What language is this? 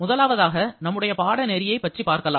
Tamil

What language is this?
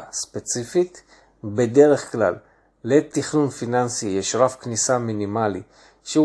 Hebrew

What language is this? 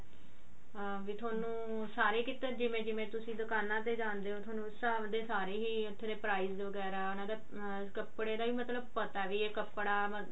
Punjabi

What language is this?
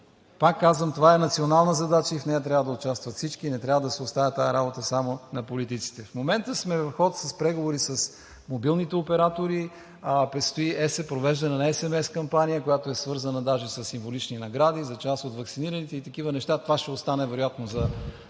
Bulgarian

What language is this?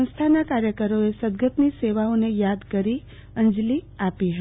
Gujarati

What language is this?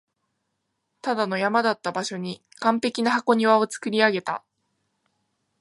Japanese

